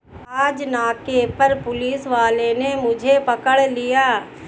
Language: Hindi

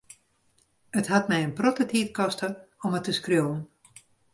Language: Western Frisian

